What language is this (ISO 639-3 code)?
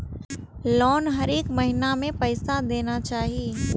mai